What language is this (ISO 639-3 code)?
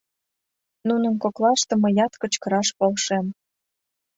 chm